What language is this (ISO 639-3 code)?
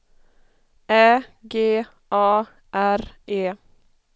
swe